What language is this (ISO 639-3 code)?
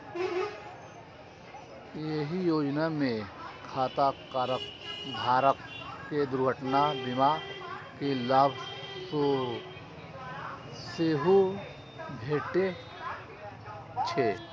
mai